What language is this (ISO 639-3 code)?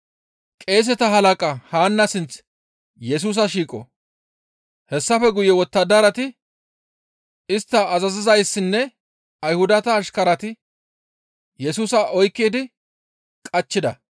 gmv